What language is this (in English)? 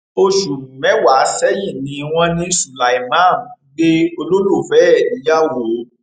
Yoruba